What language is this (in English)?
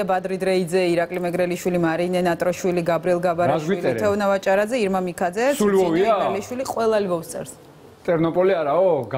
Romanian